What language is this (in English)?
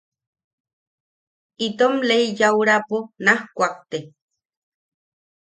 Yaqui